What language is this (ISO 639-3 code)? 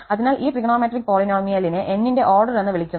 mal